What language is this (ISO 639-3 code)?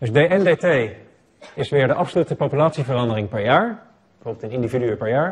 nld